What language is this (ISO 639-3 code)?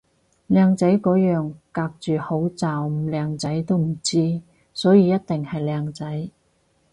yue